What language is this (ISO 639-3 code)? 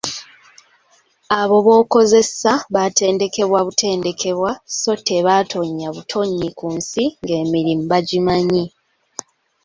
lug